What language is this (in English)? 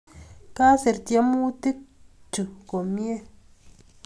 Kalenjin